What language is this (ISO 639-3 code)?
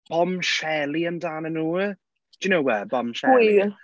cym